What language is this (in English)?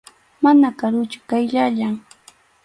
Arequipa-La Unión Quechua